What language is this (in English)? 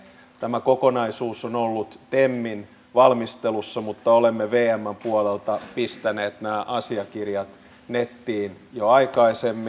Finnish